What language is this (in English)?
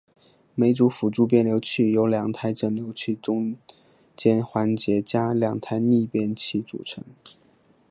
Chinese